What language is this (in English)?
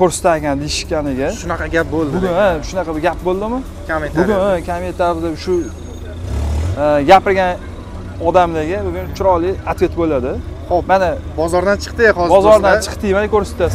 Turkish